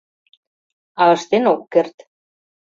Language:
Mari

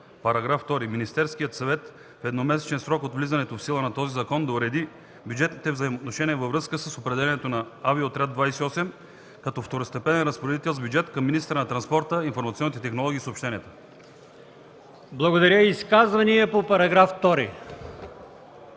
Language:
Bulgarian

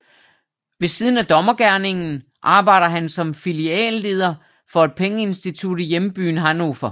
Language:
Danish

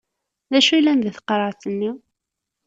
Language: Kabyle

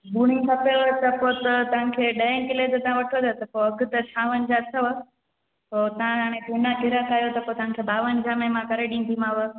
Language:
Sindhi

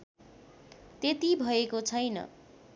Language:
Nepali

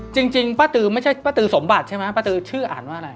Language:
Thai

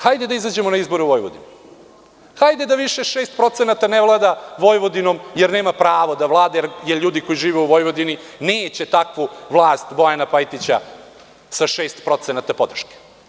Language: Serbian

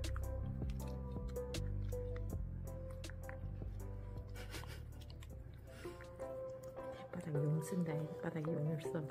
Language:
Korean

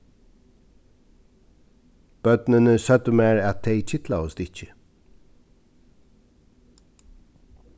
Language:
Faroese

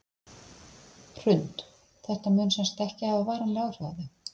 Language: Icelandic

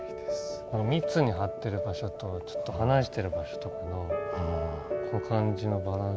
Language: Japanese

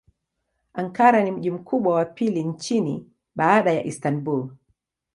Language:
Swahili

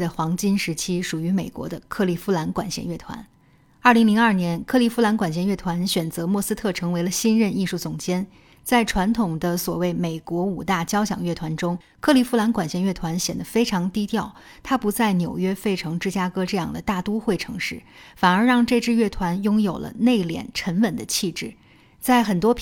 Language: Chinese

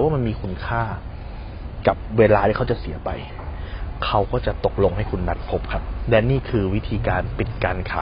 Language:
Thai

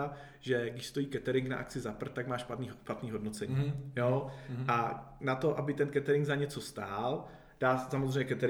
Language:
Czech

